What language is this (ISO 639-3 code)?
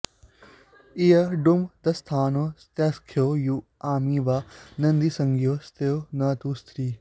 san